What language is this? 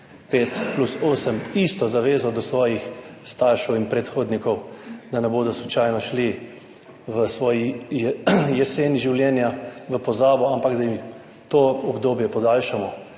Slovenian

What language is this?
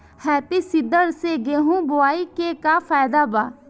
Bhojpuri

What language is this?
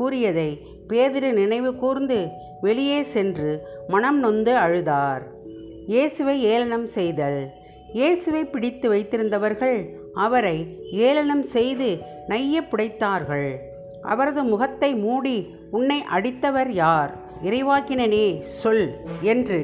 Tamil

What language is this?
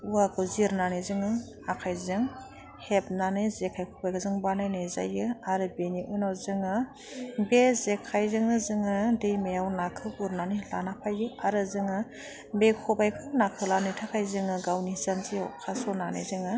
Bodo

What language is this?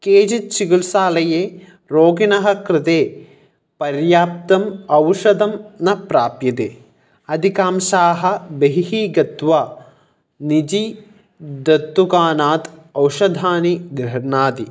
Sanskrit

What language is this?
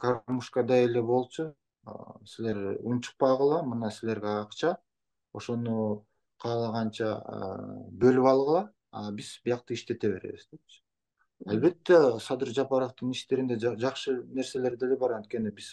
Turkish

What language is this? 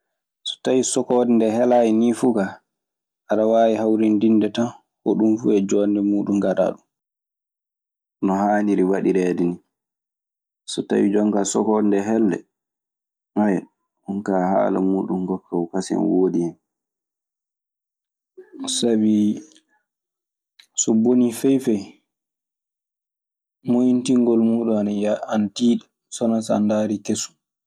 Maasina Fulfulde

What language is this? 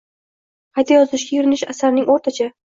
Uzbek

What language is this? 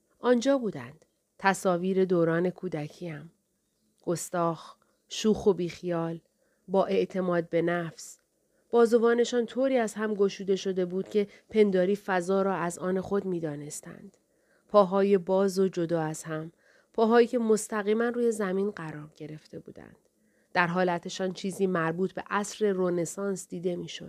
Persian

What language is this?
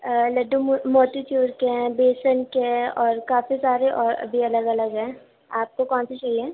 Urdu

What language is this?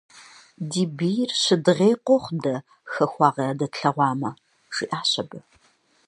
Kabardian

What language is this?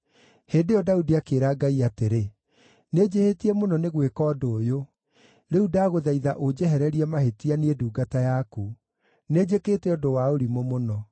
Kikuyu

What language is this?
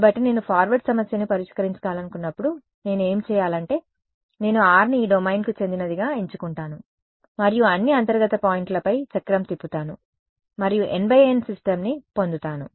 Telugu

